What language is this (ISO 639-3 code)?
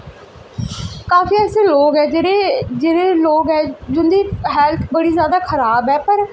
doi